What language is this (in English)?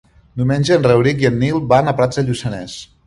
Catalan